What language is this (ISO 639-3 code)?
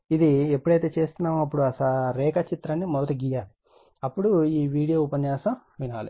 tel